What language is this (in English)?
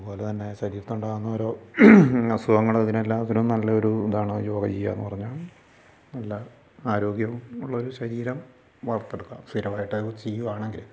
Malayalam